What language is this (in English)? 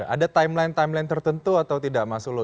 Indonesian